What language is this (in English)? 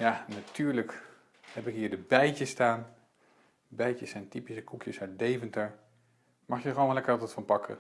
Dutch